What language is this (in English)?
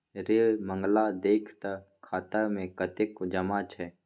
Maithili